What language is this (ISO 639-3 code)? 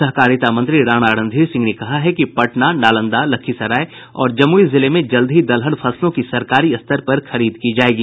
hin